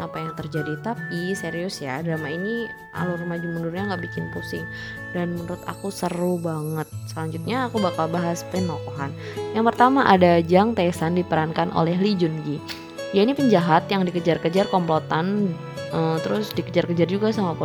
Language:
Indonesian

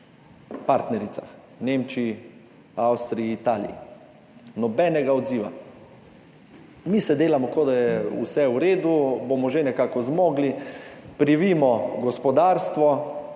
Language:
Slovenian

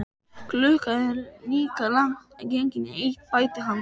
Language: Icelandic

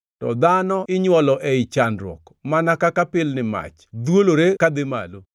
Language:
Luo (Kenya and Tanzania)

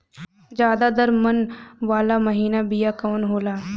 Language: Bhojpuri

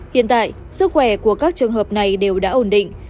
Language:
Vietnamese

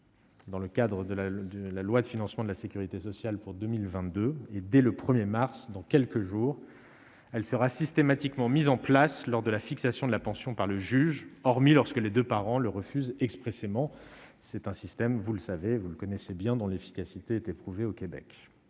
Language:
French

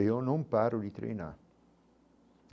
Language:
Portuguese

